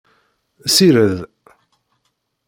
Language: Kabyle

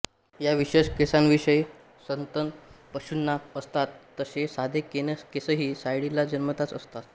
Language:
Marathi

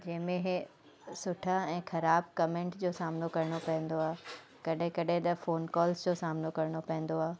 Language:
Sindhi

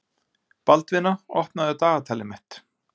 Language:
Icelandic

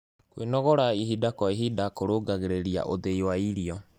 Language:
Kikuyu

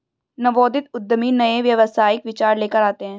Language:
Hindi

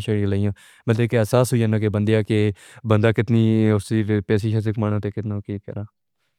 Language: Pahari-Potwari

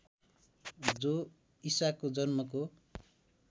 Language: Nepali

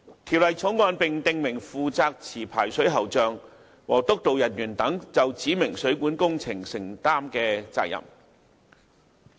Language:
Cantonese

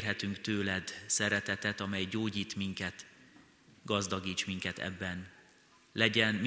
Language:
Hungarian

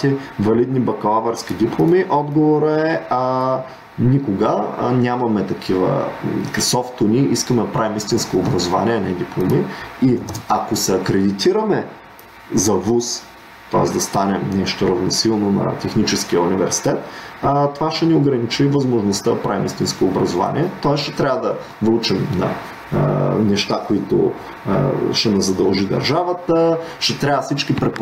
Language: Bulgarian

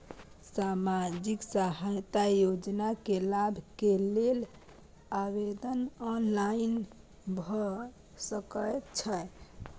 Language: Maithili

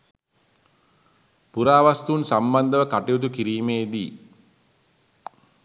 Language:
Sinhala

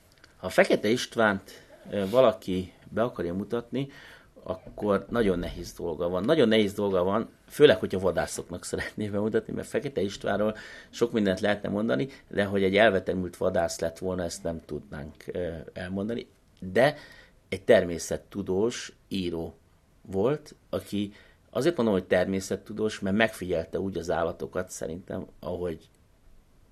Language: Hungarian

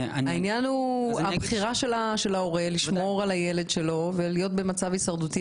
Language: Hebrew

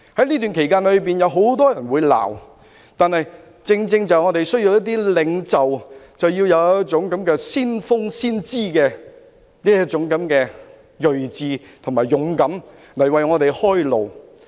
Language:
Cantonese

